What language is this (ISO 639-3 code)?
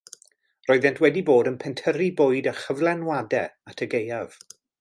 cym